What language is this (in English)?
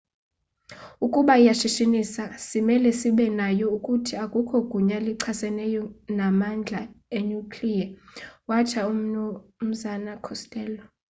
Xhosa